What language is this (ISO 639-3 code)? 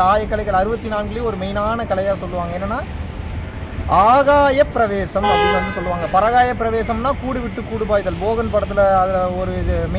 tam